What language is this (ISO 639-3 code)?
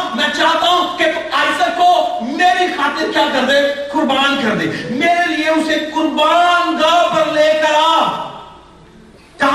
urd